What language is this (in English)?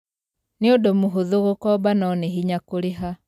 Kikuyu